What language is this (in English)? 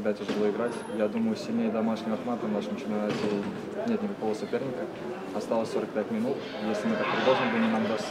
Russian